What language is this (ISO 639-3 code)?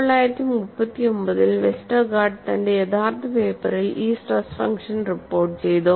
mal